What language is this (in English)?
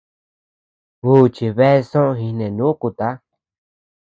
Tepeuxila Cuicatec